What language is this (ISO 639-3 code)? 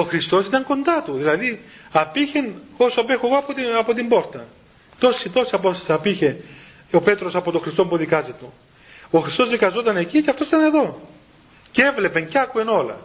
ell